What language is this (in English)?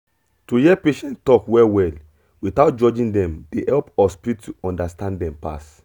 Nigerian Pidgin